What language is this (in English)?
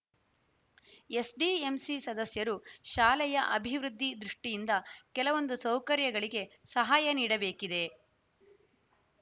Kannada